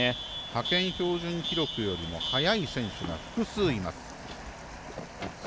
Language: Japanese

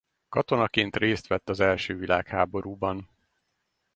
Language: Hungarian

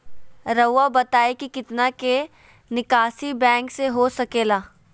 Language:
Magahi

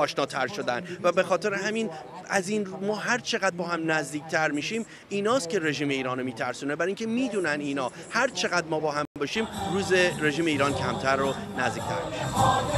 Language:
Persian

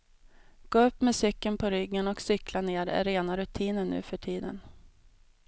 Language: Swedish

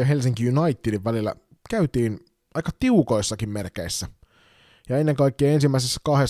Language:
Finnish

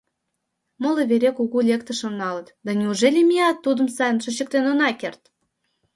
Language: Mari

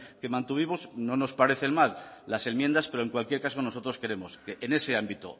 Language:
Spanish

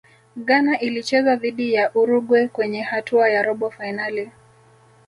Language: Swahili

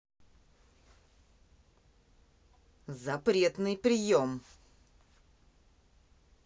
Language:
Russian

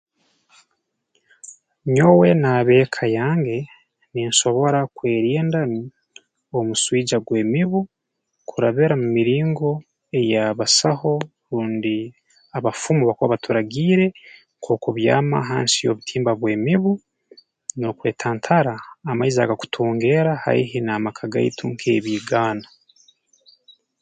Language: Tooro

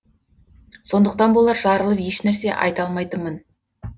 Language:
Kazakh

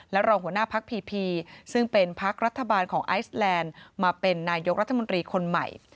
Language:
Thai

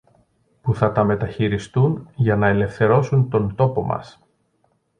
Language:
Greek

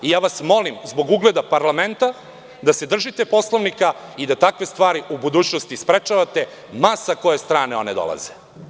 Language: Serbian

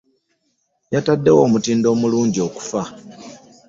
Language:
Ganda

